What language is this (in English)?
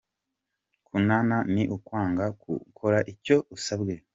Kinyarwanda